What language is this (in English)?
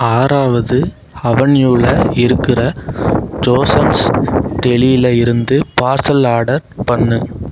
Tamil